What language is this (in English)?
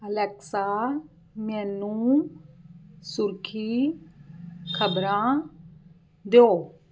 Punjabi